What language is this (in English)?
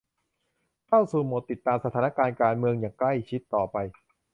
Thai